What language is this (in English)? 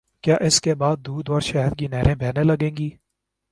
Urdu